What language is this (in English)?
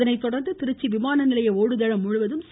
Tamil